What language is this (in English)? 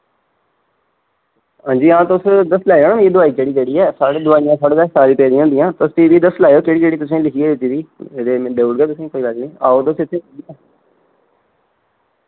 Dogri